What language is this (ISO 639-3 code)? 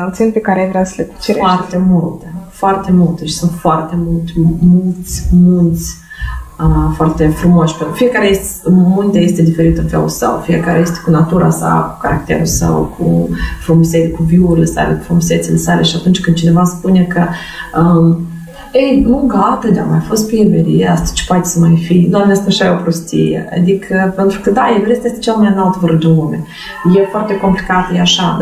ron